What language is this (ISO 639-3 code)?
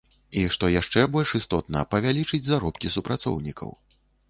bel